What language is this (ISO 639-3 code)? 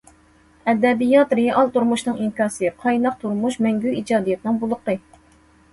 uig